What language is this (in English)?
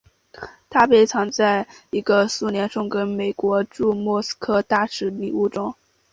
Chinese